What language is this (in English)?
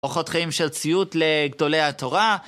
Hebrew